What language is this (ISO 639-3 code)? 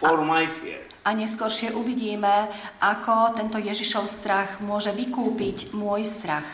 slk